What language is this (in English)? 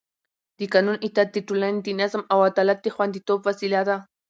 Pashto